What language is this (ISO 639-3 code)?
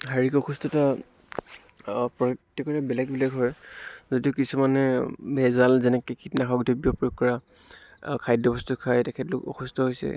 asm